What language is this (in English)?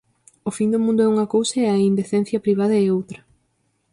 Galician